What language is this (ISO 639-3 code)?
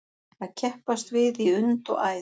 isl